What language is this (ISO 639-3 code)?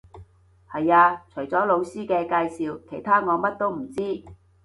yue